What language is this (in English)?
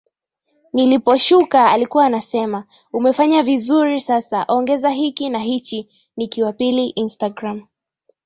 Swahili